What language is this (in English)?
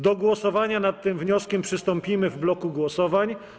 Polish